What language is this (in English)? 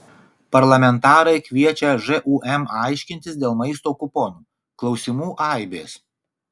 Lithuanian